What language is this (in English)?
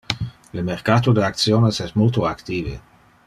Interlingua